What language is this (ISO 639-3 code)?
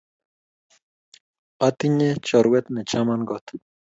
kln